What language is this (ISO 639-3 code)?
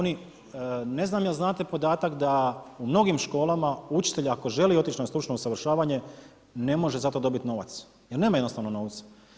hrv